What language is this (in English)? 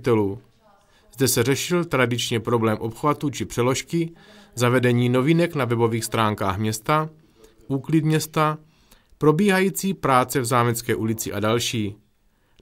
Czech